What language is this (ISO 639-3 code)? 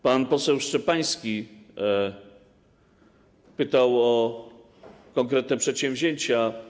pol